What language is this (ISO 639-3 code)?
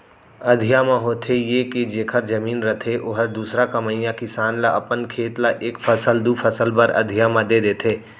hne